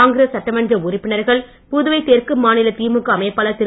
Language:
Tamil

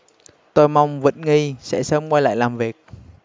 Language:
Vietnamese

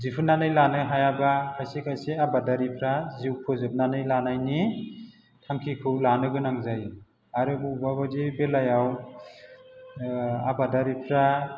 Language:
Bodo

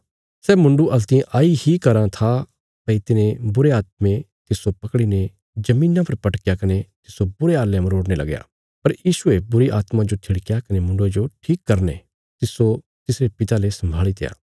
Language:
Bilaspuri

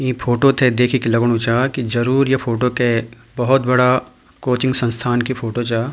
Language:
Garhwali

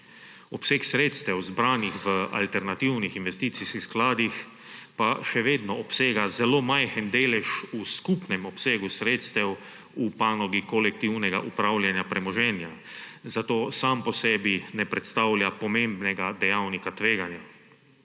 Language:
Slovenian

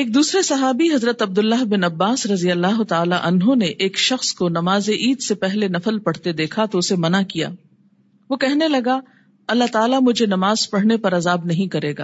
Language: Urdu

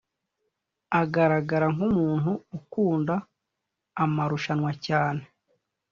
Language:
Kinyarwanda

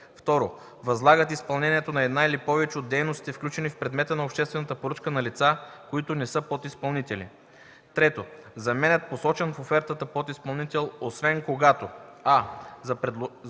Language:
Bulgarian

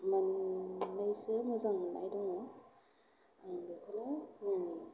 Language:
Bodo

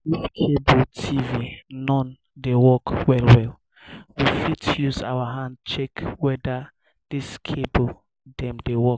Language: Nigerian Pidgin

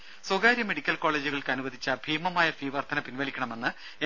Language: Malayalam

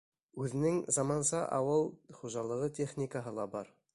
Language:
Bashkir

